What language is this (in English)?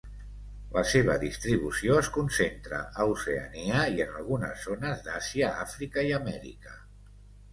Catalan